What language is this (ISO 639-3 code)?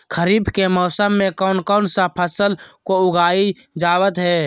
mag